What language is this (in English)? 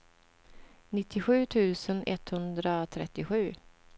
Swedish